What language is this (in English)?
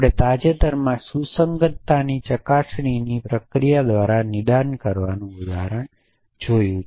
Gujarati